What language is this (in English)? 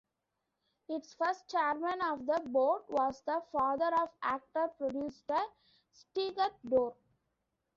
English